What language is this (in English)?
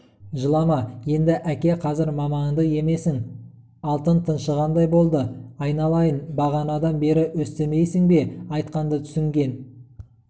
Kazakh